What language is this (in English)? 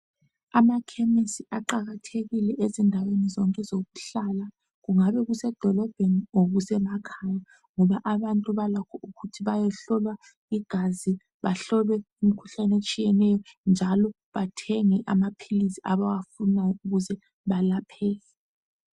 North Ndebele